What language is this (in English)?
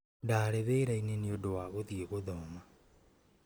Kikuyu